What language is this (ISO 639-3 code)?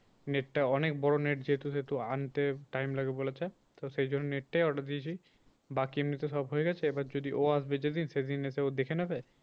ben